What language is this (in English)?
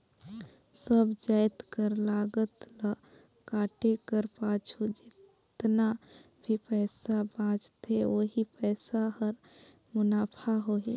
Chhattisgarhi